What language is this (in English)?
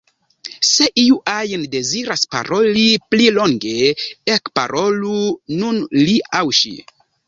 Esperanto